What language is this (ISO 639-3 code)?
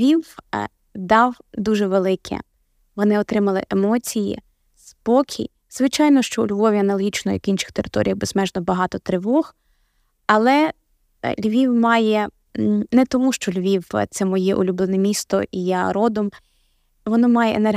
ukr